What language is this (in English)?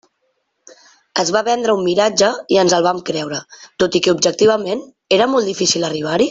Catalan